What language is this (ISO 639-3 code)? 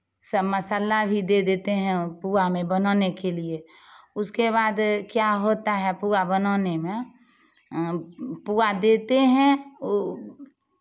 hin